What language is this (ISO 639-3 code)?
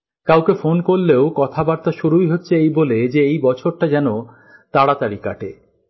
ben